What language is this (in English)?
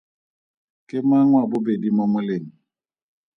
Tswana